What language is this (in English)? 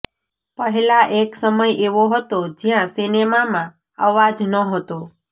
Gujarati